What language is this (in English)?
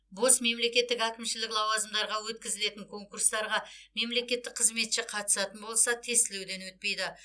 Kazakh